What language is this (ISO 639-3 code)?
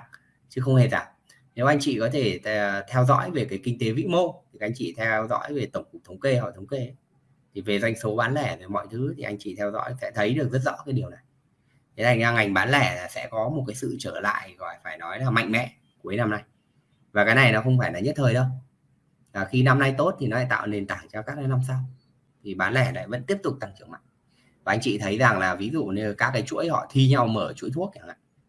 vie